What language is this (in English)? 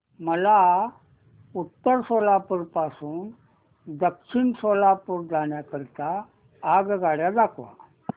Marathi